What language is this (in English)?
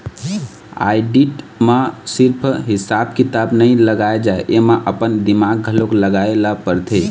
Chhattisgarhi